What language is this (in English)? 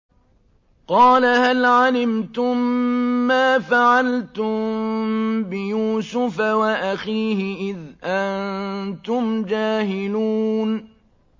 Arabic